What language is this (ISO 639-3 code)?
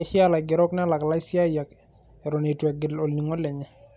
mas